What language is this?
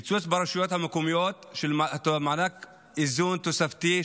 Hebrew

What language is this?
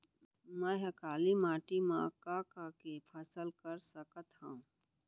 Chhattisgarhi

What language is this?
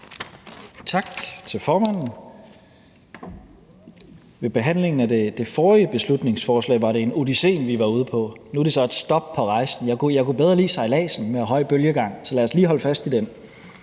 Danish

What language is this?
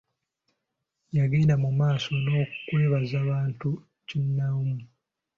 Ganda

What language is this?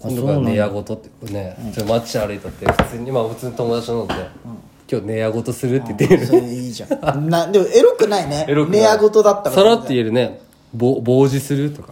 Japanese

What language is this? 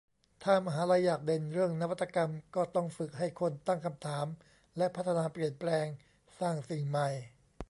Thai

